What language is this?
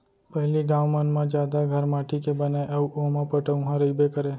Chhattisgarhi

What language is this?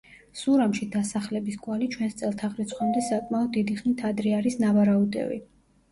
Georgian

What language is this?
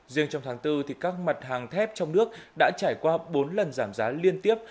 Vietnamese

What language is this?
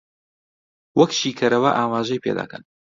Central Kurdish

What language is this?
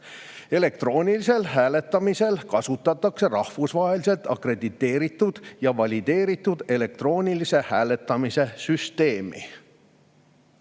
Estonian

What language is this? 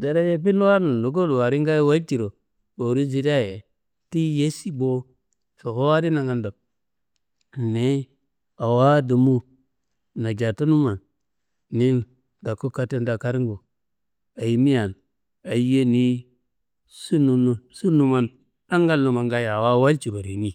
Kanembu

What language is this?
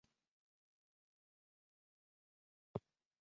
Mari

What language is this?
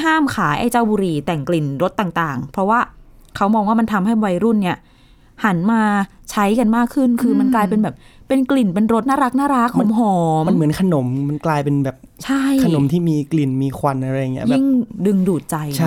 Thai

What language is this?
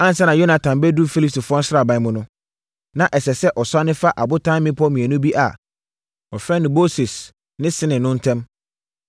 Akan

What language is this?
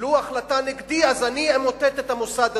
Hebrew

